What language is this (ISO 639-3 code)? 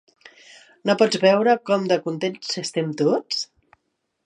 cat